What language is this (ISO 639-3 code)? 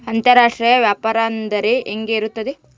kan